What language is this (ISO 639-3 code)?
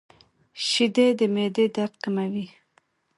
pus